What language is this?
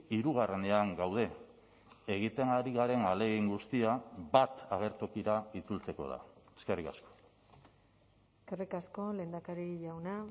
Basque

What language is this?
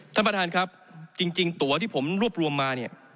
Thai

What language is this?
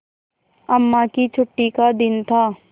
Hindi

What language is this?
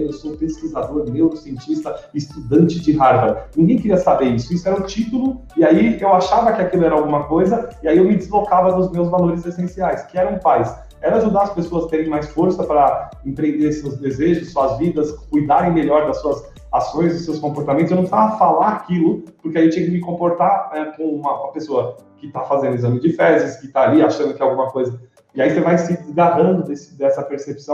Portuguese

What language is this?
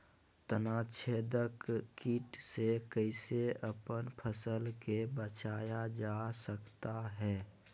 Magahi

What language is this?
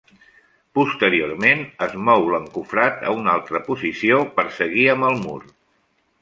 Catalan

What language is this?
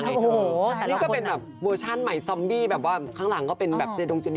Thai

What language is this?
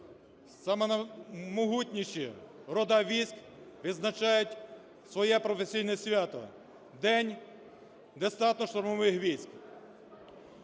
Ukrainian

